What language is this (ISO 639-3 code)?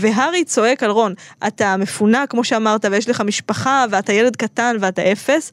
heb